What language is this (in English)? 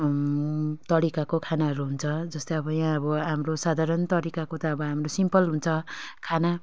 Nepali